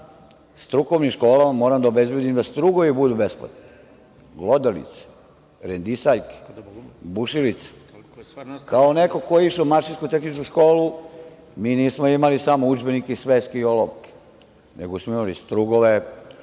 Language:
Serbian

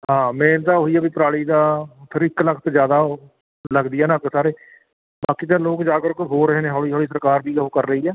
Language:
Punjabi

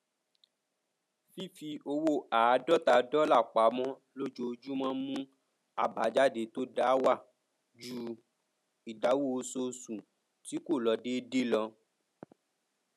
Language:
Yoruba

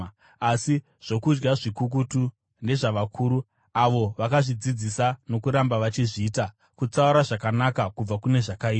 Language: Shona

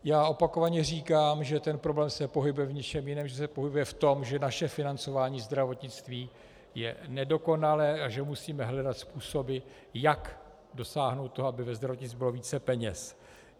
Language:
Czech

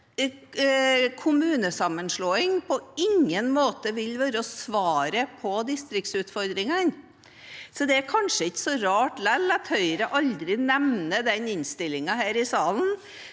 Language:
Norwegian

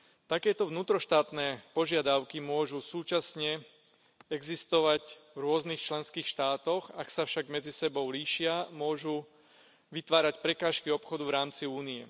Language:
Slovak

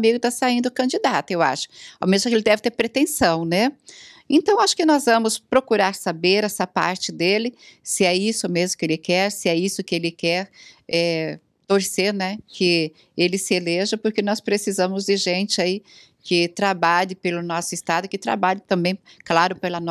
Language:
Portuguese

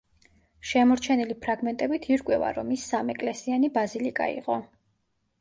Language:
Georgian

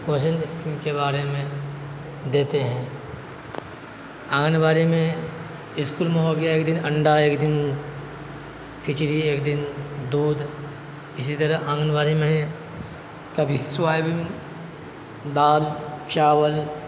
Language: Urdu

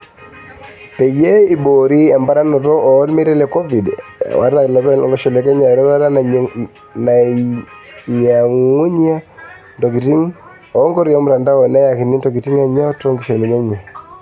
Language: Masai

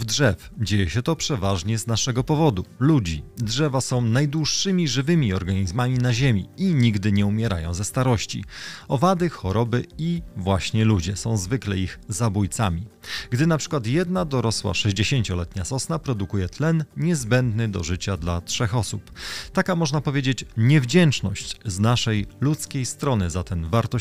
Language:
Polish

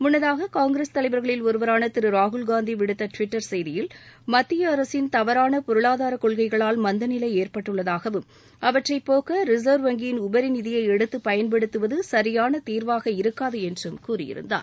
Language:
Tamil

